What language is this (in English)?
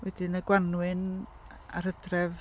Welsh